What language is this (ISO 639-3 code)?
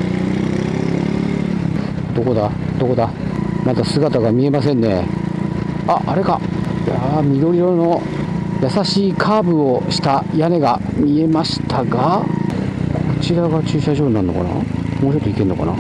jpn